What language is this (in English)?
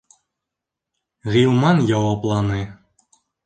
Bashkir